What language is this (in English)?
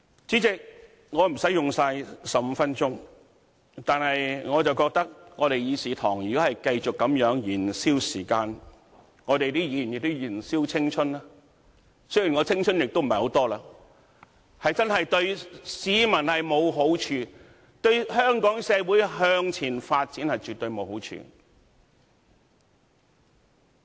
Cantonese